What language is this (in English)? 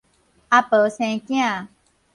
Min Nan Chinese